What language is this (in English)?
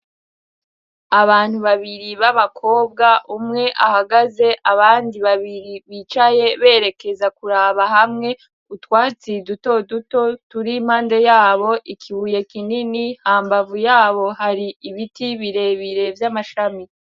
Rundi